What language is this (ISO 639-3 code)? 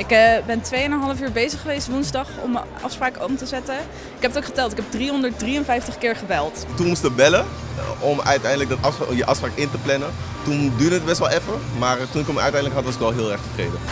nld